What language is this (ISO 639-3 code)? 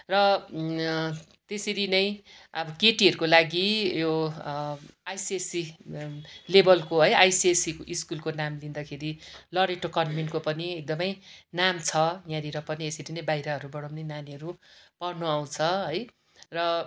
nep